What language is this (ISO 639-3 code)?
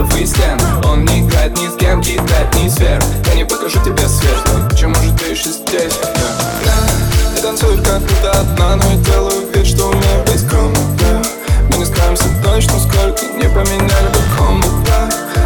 rus